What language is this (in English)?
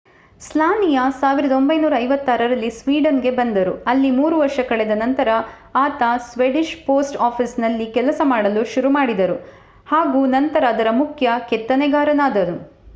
Kannada